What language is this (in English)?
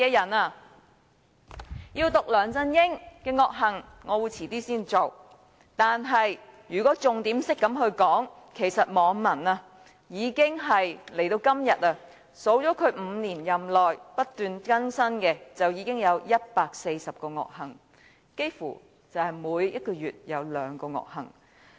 Cantonese